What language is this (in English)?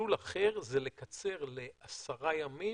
Hebrew